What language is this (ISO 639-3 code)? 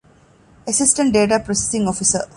div